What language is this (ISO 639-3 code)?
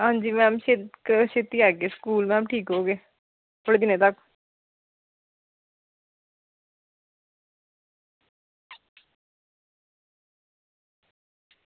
doi